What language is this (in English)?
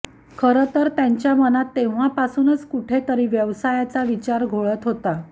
Marathi